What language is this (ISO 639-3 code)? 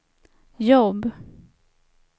swe